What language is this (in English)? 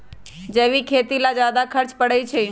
Magahi